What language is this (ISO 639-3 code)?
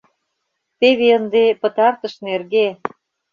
chm